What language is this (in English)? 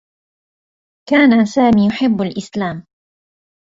Arabic